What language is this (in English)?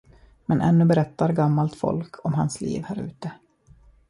Swedish